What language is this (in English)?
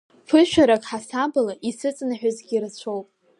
Abkhazian